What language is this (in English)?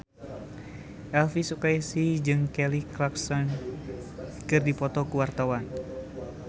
Sundanese